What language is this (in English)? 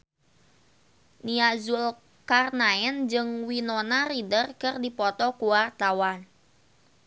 Sundanese